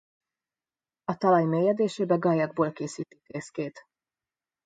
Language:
Hungarian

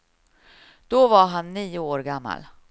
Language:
Swedish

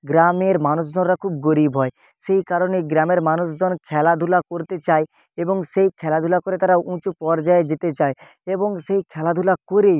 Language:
Bangla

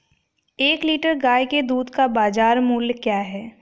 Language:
Hindi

